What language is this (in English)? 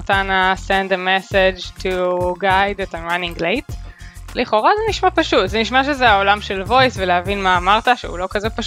Hebrew